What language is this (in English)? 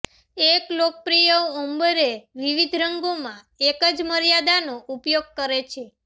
Gujarati